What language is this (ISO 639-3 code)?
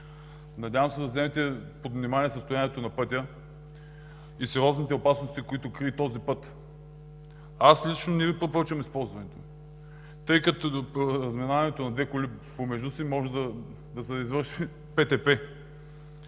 bul